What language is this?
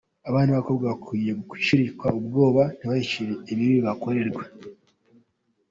Kinyarwanda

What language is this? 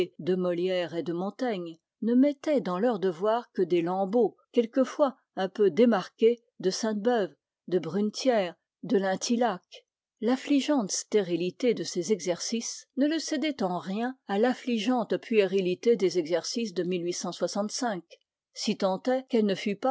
French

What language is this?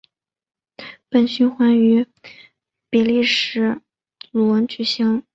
Chinese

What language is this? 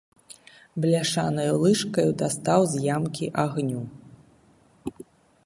Belarusian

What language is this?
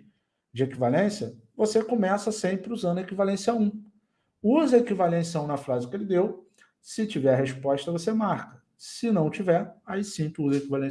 Portuguese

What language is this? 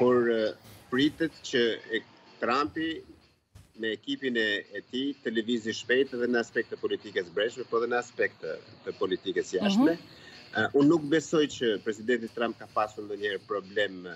Romanian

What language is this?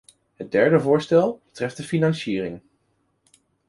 Dutch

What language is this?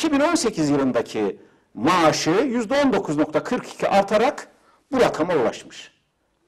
Turkish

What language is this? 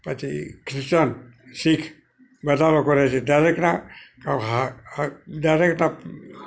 Gujarati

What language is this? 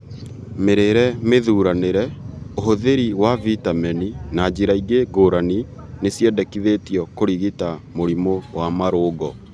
Kikuyu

